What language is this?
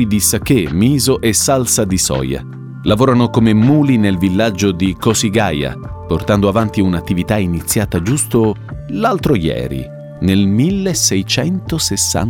Italian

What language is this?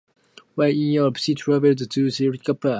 English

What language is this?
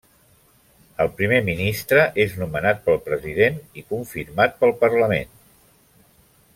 Catalan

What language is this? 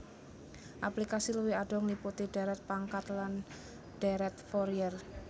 Javanese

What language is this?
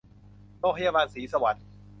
Thai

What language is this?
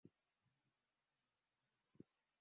Swahili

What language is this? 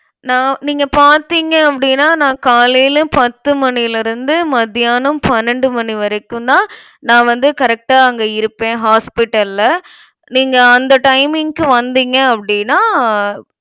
Tamil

